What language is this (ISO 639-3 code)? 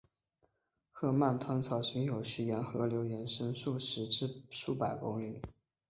zho